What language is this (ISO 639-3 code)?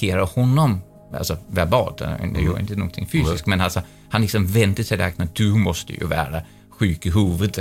swe